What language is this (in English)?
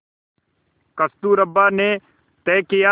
Hindi